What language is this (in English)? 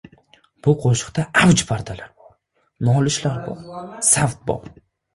Uzbek